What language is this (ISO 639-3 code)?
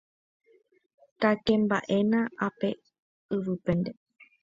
grn